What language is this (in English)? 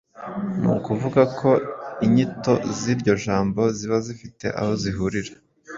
Kinyarwanda